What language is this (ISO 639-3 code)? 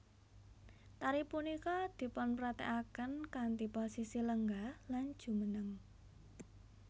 jav